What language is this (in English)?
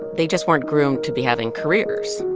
English